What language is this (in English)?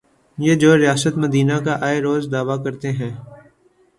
Urdu